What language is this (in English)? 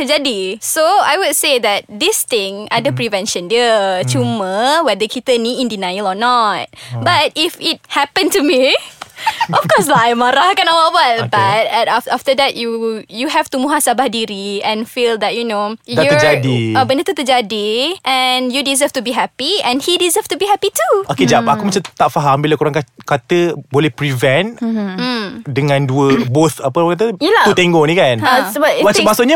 Malay